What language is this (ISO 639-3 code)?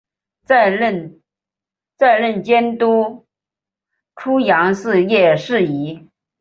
zho